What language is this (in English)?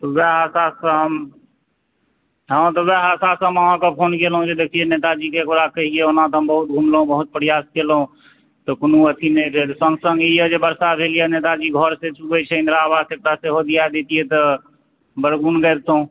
Maithili